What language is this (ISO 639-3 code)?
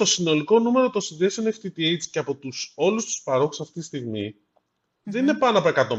ell